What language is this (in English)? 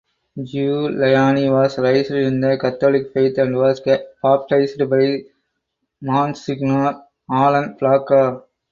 English